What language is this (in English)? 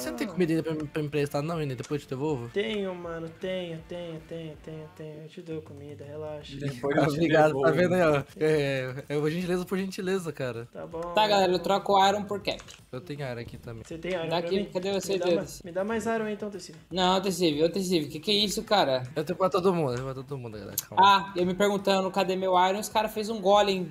Portuguese